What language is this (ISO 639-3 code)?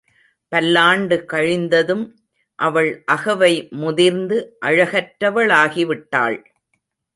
tam